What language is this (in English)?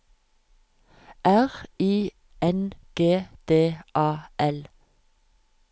Norwegian